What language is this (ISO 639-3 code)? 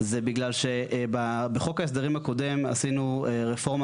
heb